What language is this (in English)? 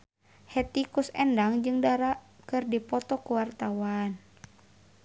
Sundanese